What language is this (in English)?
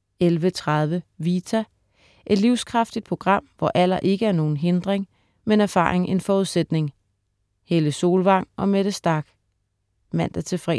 Danish